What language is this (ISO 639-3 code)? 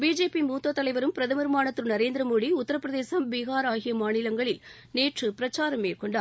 tam